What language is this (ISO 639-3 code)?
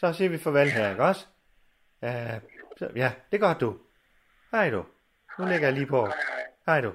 dan